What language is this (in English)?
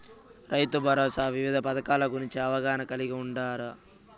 Telugu